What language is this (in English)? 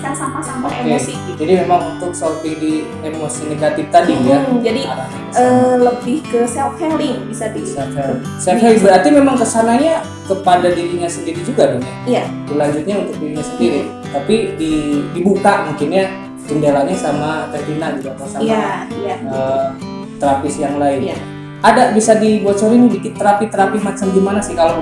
Indonesian